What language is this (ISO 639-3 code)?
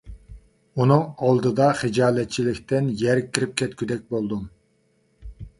uig